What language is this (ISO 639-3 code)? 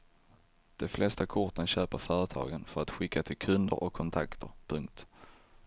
swe